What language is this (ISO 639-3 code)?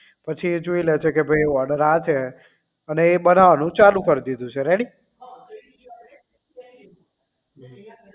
guj